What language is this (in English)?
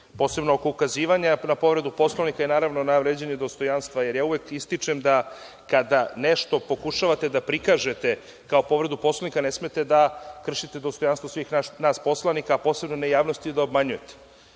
Serbian